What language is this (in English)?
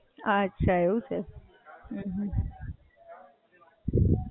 Gujarati